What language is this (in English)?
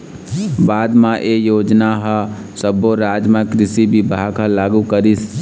Chhattisgarhi